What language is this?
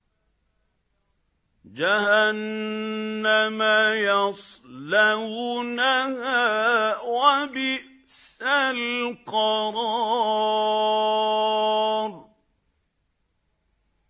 Arabic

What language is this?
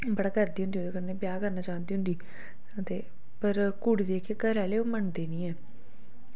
Dogri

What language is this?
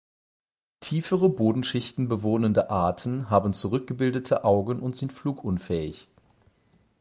German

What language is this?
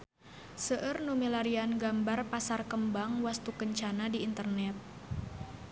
Sundanese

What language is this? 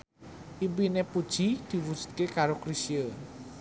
Javanese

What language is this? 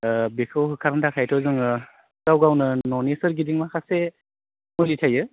Bodo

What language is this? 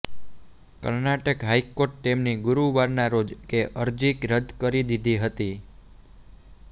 Gujarati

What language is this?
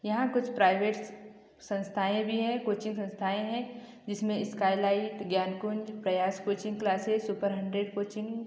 Hindi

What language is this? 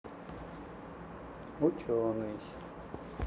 Russian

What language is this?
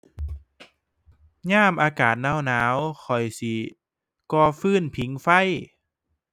Thai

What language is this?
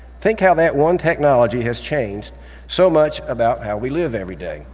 English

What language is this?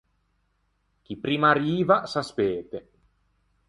Ligurian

